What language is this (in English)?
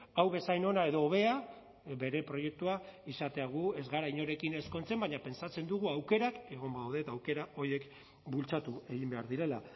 Basque